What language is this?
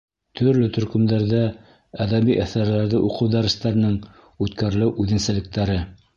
Bashkir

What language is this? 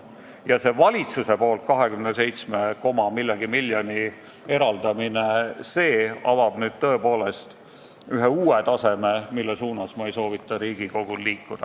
Estonian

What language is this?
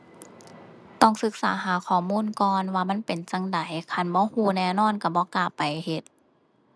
Thai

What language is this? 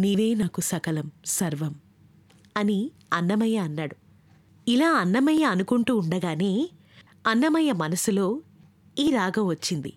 Telugu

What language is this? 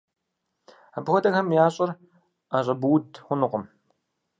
Kabardian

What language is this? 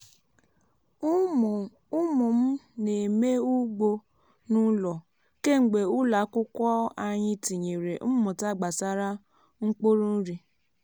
Igbo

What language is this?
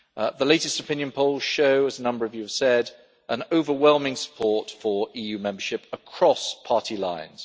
English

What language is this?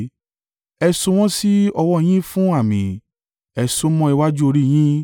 Yoruba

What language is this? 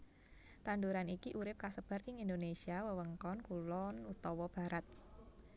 Javanese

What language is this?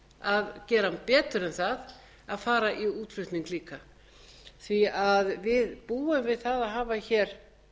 Icelandic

